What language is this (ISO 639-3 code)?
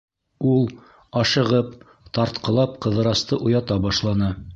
bak